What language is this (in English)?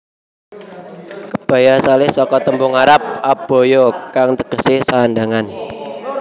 Javanese